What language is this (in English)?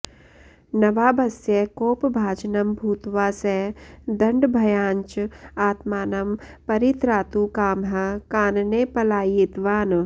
Sanskrit